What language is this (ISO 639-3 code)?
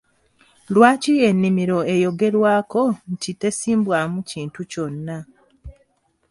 lug